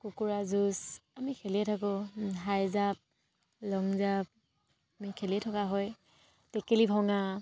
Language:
Assamese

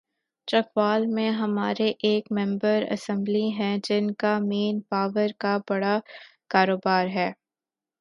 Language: Urdu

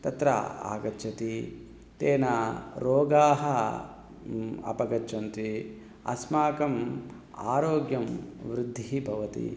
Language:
Sanskrit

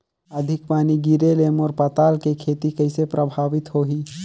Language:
Chhattisgarhi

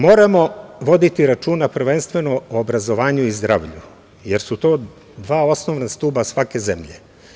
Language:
Serbian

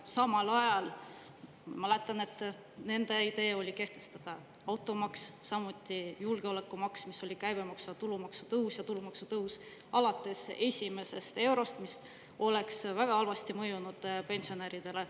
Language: Estonian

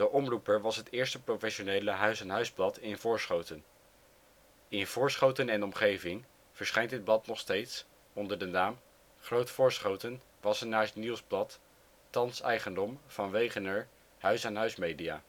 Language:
Dutch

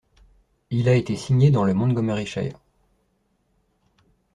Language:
French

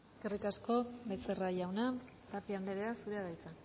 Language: Basque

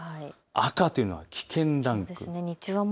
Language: Japanese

